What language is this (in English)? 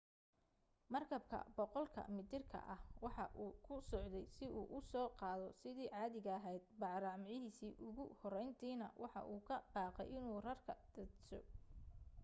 Somali